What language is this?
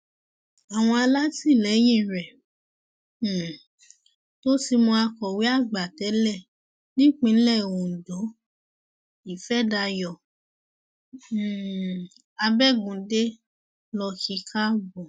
Yoruba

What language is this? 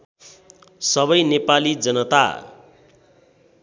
Nepali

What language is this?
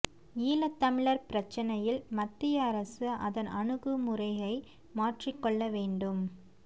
Tamil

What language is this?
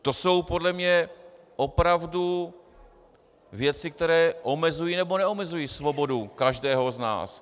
Czech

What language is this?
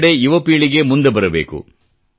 Kannada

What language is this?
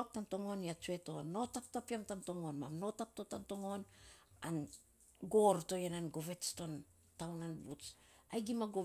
Saposa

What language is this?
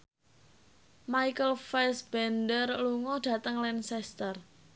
Javanese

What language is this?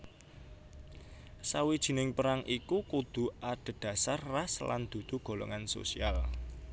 Javanese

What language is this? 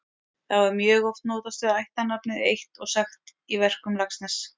Icelandic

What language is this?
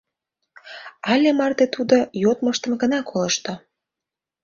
Mari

